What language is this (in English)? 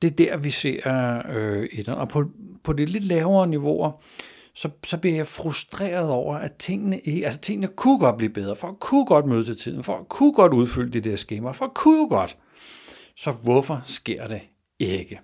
Danish